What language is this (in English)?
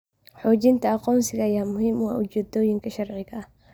Somali